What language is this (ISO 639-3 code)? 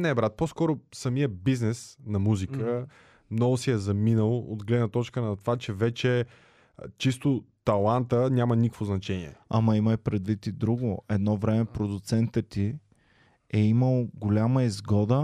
bul